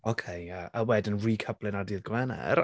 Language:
Welsh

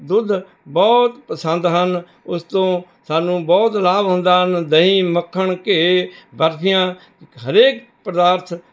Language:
Punjabi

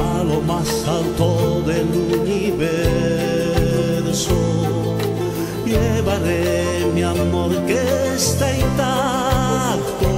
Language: Romanian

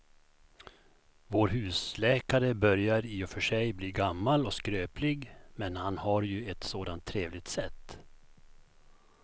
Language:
Swedish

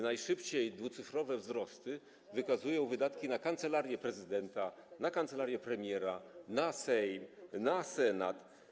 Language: Polish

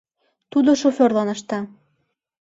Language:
Mari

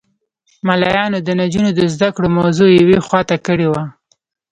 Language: Pashto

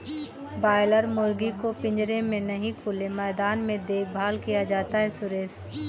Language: Hindi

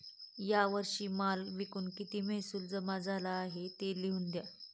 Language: Marathi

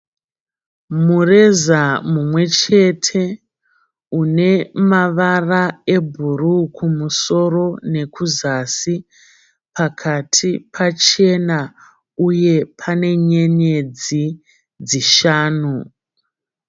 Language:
Shona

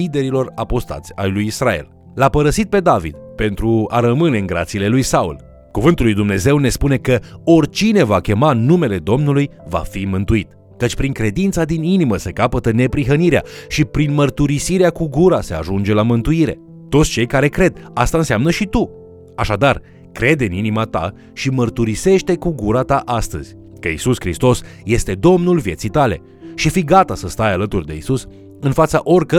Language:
Romanian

